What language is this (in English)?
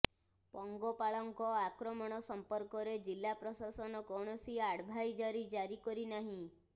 Odia